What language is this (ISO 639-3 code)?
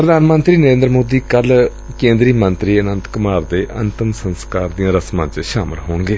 pan